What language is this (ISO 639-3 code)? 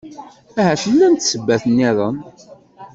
kab